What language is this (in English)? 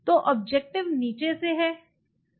Hindi